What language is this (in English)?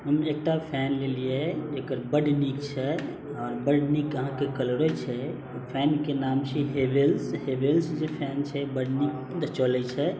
Maithili